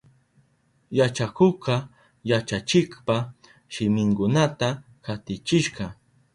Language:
Southern Pastaza Quechua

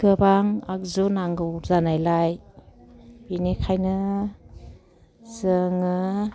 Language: Bodo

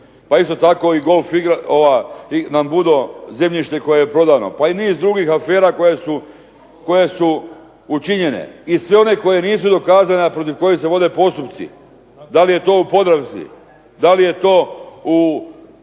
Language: Croatian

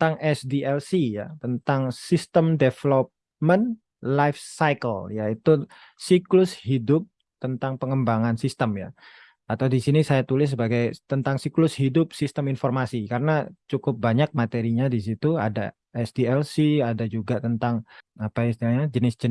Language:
Indonesian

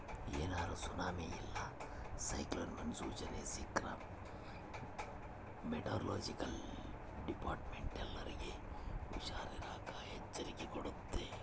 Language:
Kannada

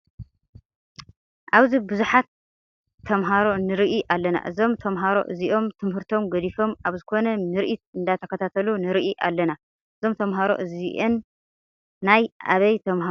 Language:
Tigrinya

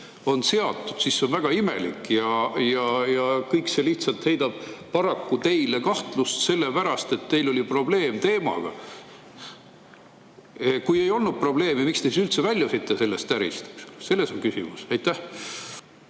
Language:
Estonian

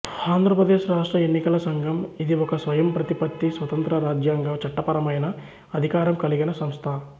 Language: Telugu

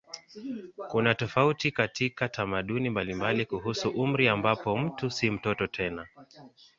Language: Swahili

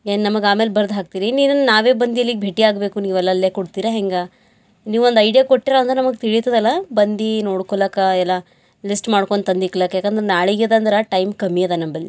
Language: Kannada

